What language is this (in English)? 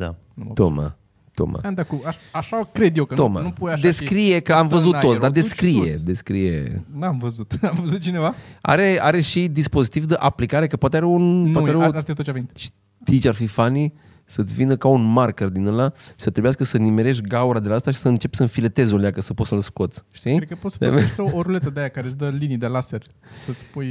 Romanian